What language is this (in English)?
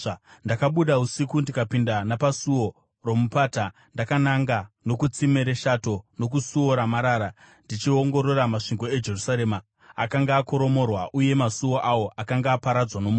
Shona